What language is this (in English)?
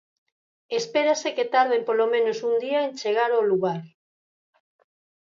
Galician